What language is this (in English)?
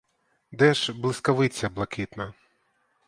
Ukrainian